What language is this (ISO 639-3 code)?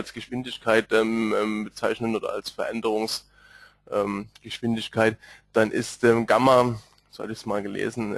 deu